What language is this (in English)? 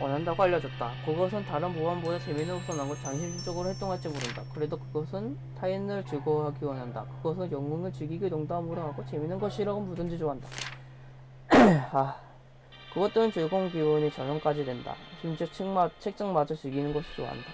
Korean